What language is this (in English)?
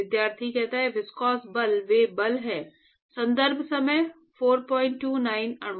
Hindi